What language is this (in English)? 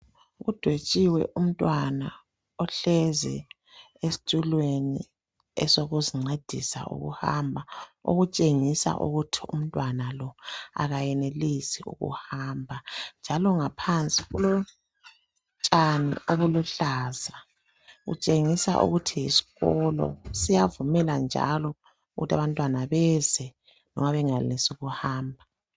North Ndebele